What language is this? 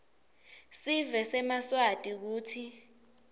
Swati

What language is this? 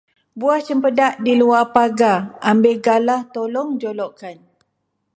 Malay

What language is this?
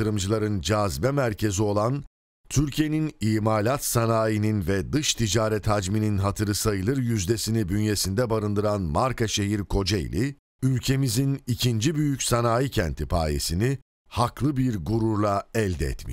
Turkish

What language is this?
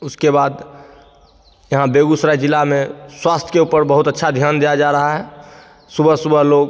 Hindi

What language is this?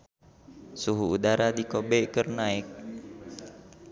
Sundanese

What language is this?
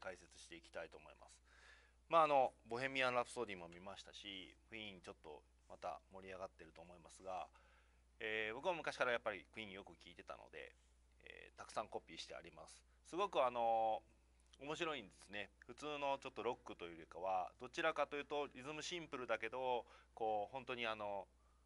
Japanese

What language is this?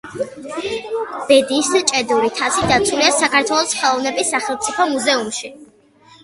Georgian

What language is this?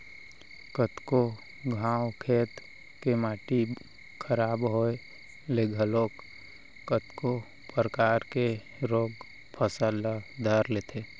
Chhattisgarhi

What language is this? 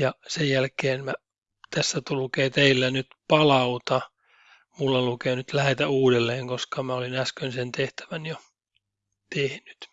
Finnish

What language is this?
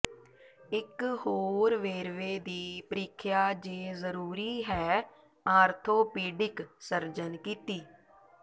Punjabi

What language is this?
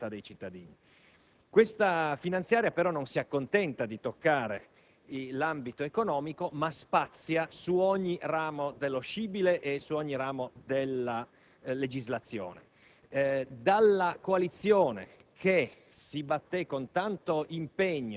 Italian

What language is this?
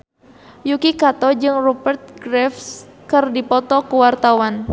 Sundanese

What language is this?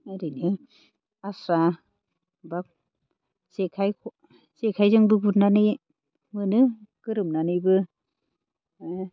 Bodo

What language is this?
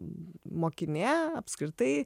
Lithuanian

